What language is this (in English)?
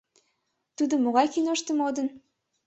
Mari